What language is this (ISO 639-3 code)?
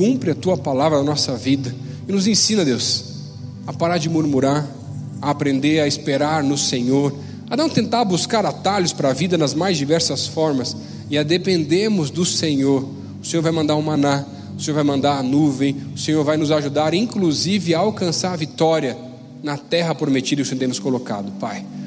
por